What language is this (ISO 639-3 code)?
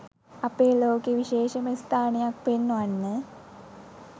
sin